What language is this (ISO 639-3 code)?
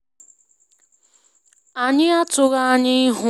ibo